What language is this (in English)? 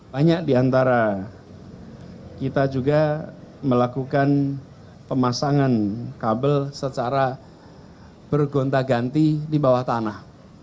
Indonesian